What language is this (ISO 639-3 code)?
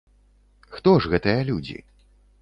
bel